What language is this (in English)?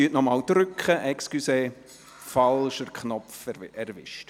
Swiss German